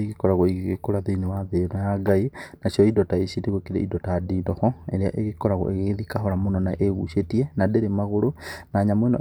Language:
Kikuyu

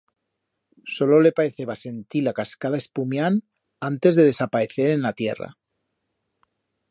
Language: Aragonese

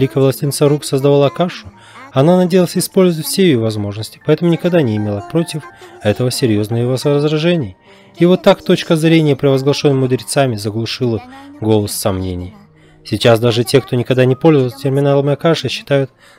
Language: Russian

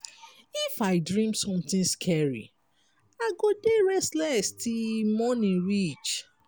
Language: Nigerian Pidgin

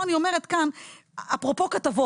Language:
Hebrew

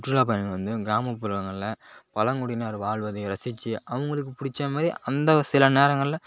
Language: Tamil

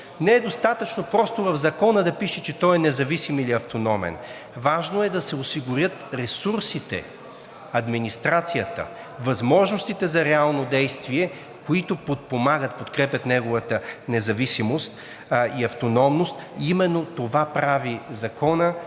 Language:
Bulgarian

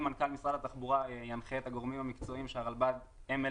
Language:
Hebrew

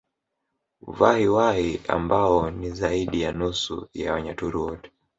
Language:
Swahili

